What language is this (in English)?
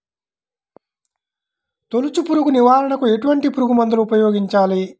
Telugu